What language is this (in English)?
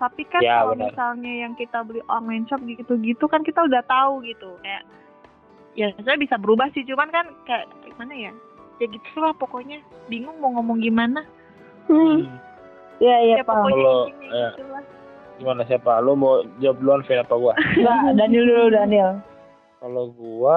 Indonesian